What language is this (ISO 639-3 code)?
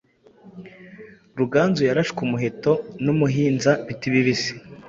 kin